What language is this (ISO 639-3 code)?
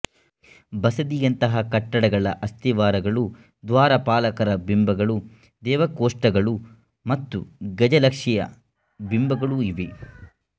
kan